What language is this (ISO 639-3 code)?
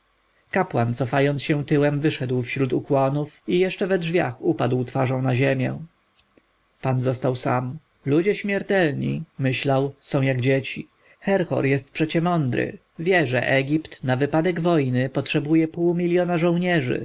pol